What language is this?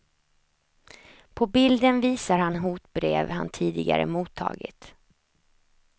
Swedish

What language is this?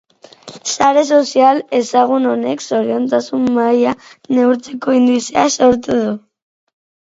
Basque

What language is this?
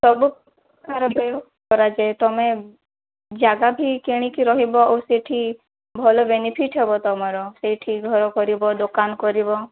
Odia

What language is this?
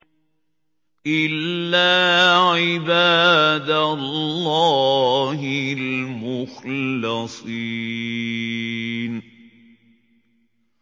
Arabic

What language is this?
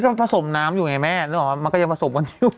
Thai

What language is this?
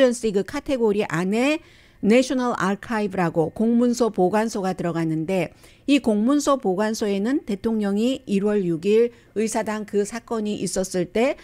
Korean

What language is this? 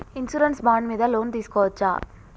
Telugu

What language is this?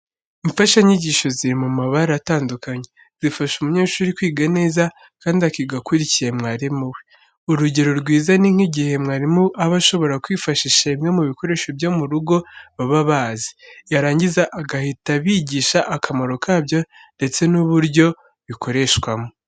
Kinyarwanda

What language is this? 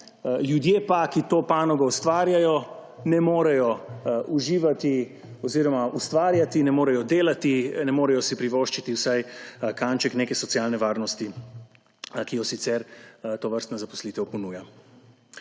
Slovenian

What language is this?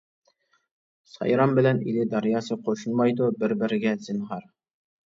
Uyghur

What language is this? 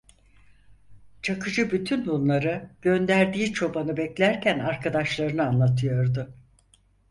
Turkish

